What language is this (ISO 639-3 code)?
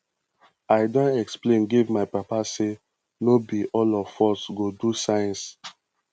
pcm